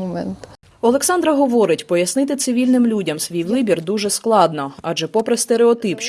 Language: Ukrainian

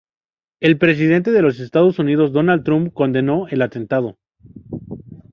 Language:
Spanish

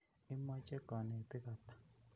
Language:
Kalenjin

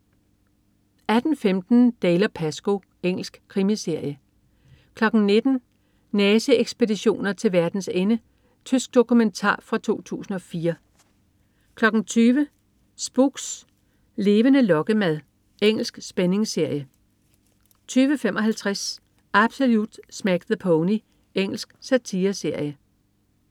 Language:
Danish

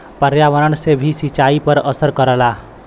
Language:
Bhojpuri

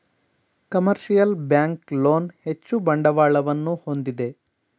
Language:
Kannada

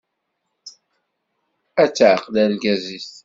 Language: Kabyle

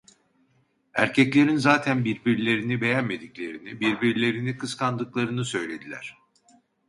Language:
Turkish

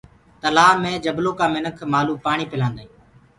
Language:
Gurgula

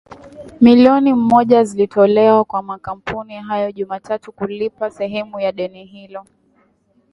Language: Swahili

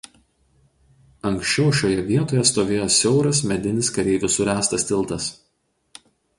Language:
Lithuanian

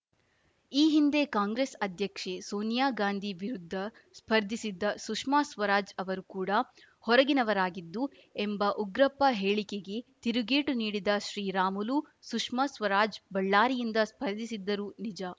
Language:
Kannada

